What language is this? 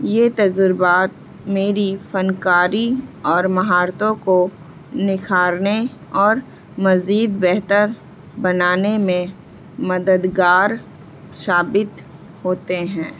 Urdu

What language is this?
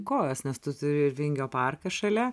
Lithuanian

